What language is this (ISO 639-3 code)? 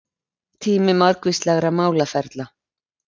isl